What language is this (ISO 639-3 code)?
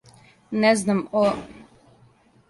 srp